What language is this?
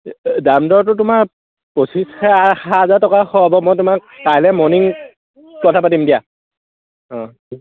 Assamese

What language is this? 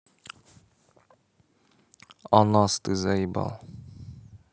Russian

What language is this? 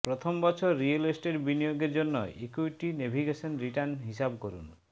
Bangla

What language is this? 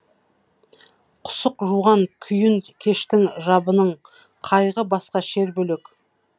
Kazakh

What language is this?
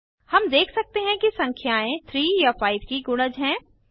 Hindi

